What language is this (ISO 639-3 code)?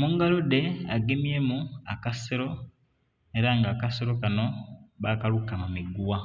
xog